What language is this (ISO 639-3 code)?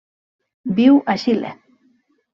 cat